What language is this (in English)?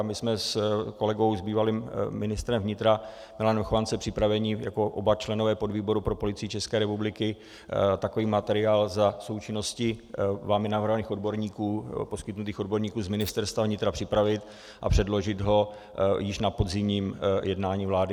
Czech